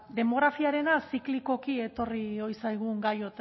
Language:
Basque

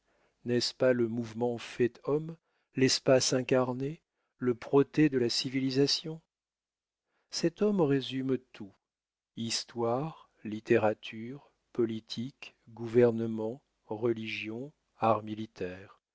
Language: French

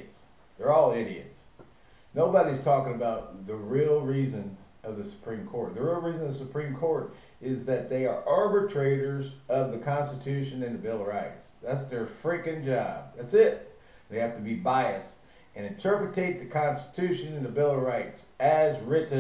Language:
English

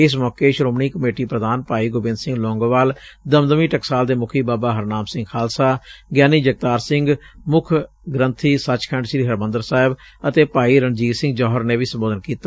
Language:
Punjabi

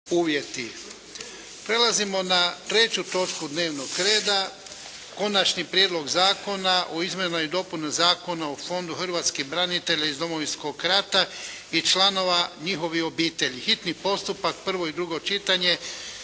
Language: Croatian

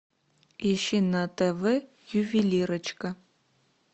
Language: Russian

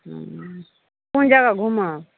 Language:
Maithili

